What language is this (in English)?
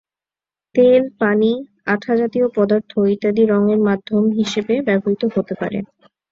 Bangla